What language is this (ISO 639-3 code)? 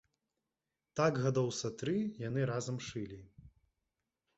bel